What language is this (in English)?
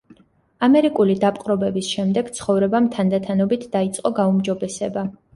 Georgian